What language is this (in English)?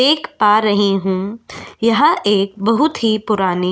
Hindi